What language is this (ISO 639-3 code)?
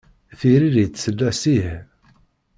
kab